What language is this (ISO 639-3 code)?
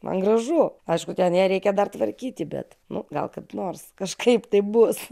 lit